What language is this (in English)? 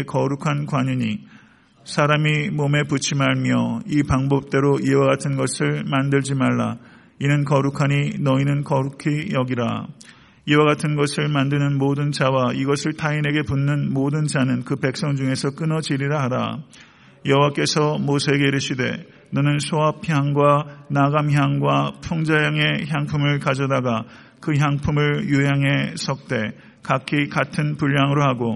Korean